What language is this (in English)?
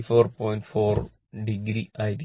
Malayalam